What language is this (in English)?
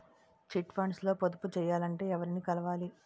Telugu